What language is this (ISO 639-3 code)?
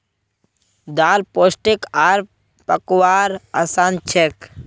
mag